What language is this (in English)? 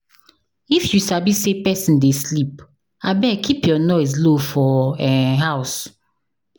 Nigerian Pidgin